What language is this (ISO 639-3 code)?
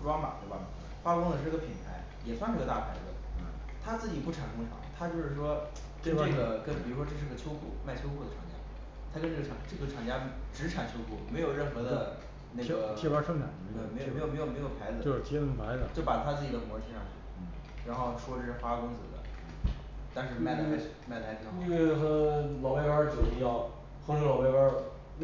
zho